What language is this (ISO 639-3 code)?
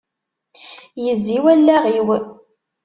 kab